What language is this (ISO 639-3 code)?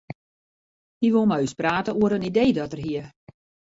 fry